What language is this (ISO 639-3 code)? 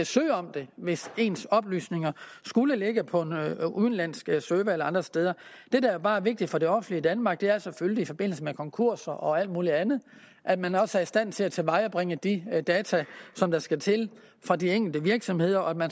dan